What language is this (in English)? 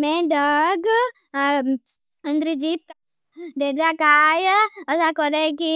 Bhili